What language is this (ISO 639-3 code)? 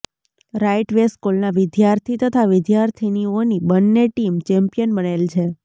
guj